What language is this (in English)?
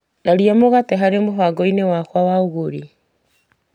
Kikuyu